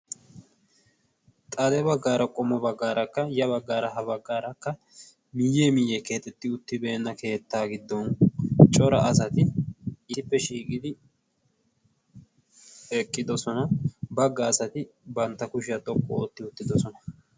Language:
Wolaytta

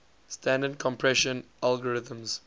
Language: English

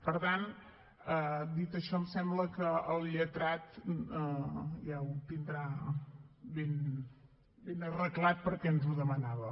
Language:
Catalan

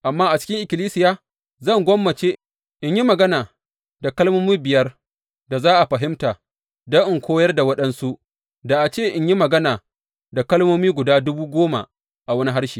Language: Hausa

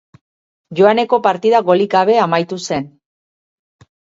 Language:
Basque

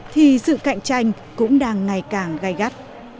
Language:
Vietnamese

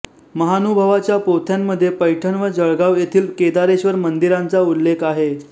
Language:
Marathi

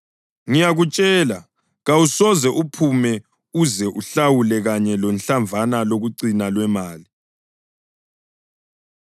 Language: North Ndebele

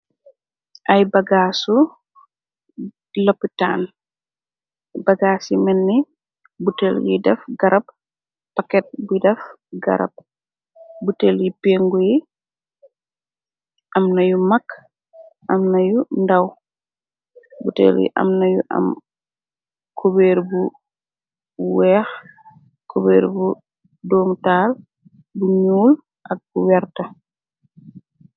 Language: Wolof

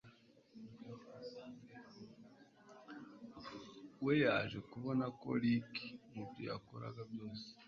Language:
Kinyarwanda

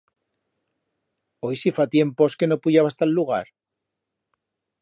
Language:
Aragonese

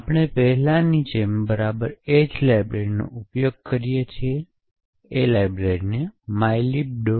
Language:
Gujarati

